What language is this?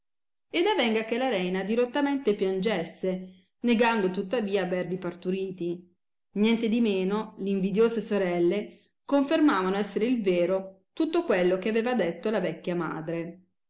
Italian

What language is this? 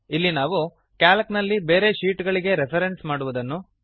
Kannada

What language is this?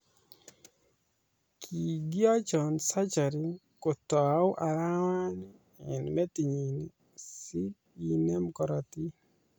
Kalenjin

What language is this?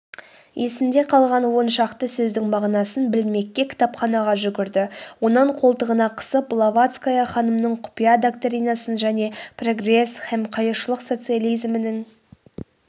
Kazakh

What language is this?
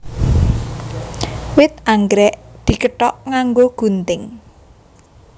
Javanese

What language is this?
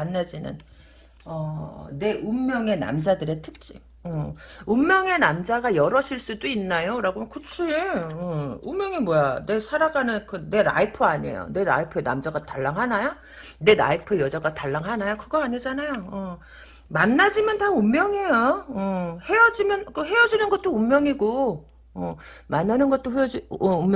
Korean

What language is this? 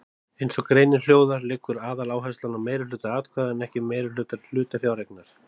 Icelandic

